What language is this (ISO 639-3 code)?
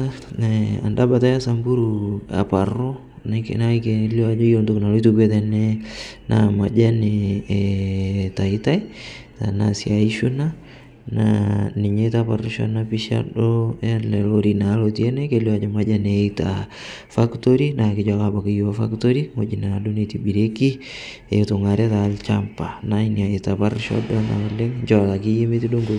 mas